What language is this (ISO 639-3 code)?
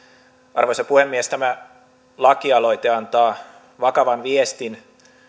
fin